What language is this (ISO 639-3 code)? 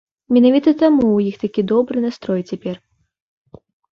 bel